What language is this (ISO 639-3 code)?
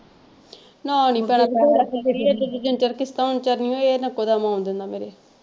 pan